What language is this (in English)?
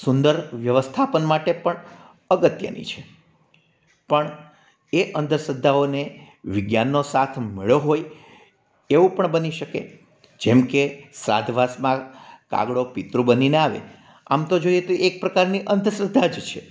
Gujarati